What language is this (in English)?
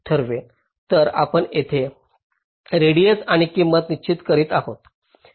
Marathi